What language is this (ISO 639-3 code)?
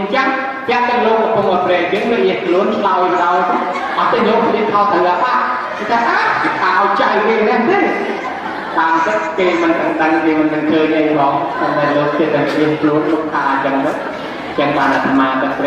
tha